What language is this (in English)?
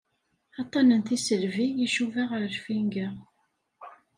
Kabyle